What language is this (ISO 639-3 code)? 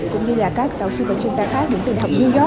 vie